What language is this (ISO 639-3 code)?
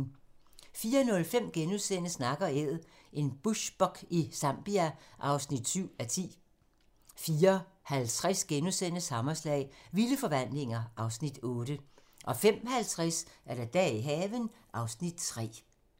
dan